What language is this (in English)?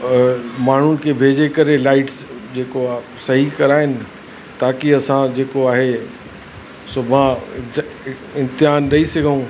Sindhi